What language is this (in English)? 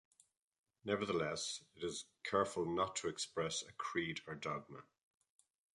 English